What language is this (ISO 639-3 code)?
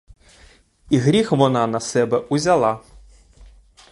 ukr